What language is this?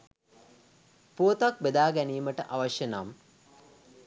Sinhala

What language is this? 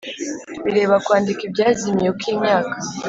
Kinyarwanda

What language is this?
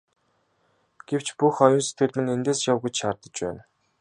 Mongolian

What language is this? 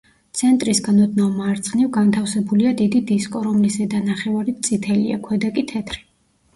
Georgian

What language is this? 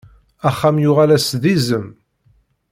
Kabyle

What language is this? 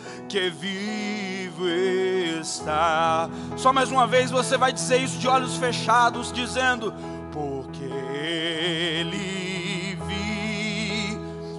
Portuguese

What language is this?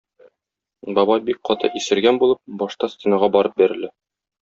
Tatar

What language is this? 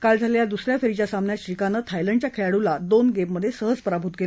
Marathi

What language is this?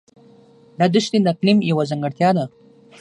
Pashto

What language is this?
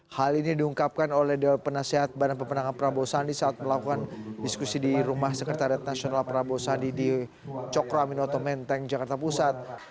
Indonesian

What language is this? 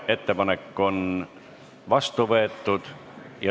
Estonian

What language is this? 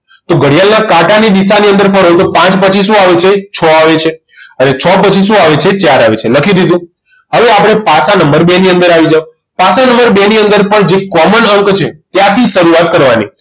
Gujarati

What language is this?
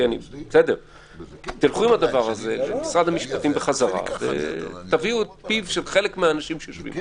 Hebrew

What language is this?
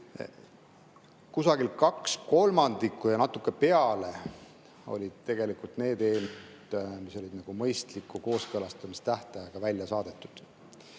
Estonian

